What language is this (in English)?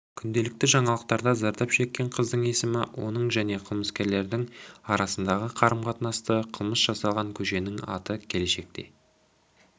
Kazakh